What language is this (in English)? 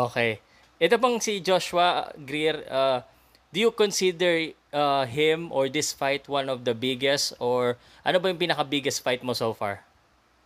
Filipino